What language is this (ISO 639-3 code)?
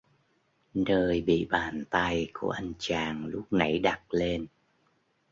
vie